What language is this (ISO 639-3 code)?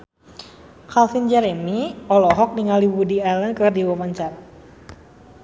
sun